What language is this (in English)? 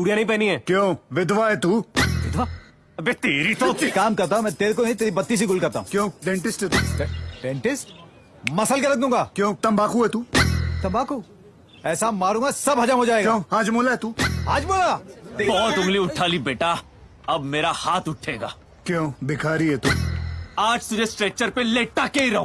Hindi